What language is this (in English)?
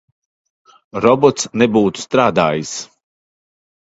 Latvian